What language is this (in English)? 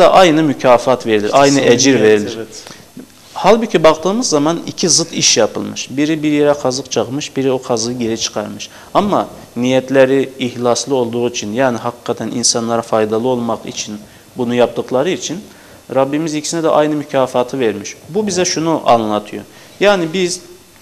Turkish